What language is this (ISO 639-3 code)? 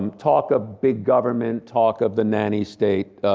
eng